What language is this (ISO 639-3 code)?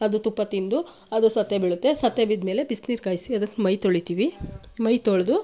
kan